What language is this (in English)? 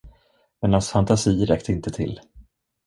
Swedish